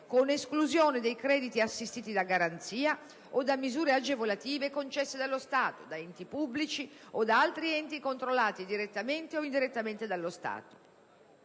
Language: Italian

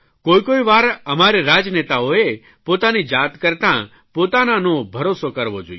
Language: Gujarati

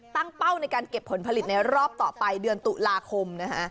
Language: Thai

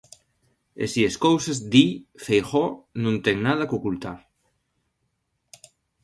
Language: Galician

